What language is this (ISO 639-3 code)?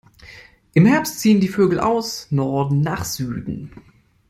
deu